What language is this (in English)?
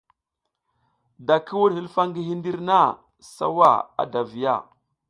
South Giziga